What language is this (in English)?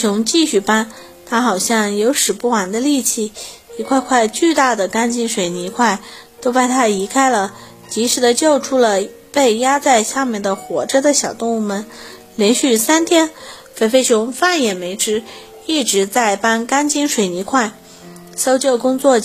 Chinese